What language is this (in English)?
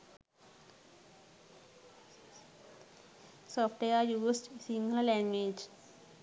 Sinhala